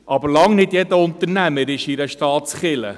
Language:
Swiss German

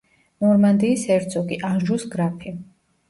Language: Georgian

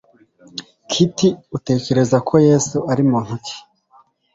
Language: Kinyarwanda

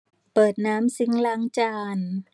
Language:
Thai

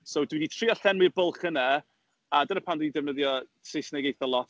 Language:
Welsh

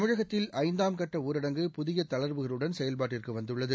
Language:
Tamil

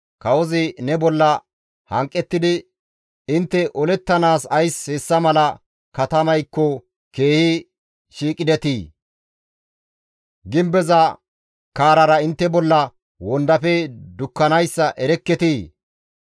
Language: Gamo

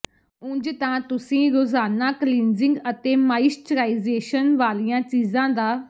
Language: Punjabi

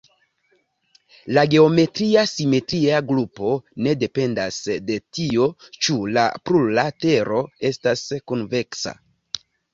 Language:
Esperanto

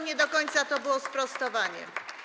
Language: Polish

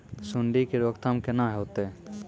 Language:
Maithili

